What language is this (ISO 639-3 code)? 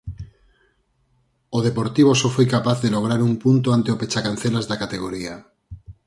glg